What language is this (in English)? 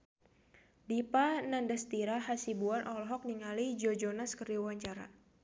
Sundanese